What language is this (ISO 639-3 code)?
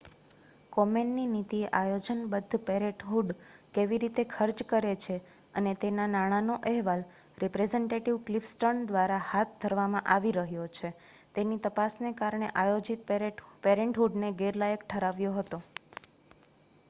guj